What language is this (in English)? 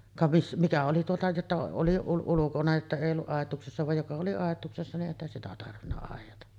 Finnish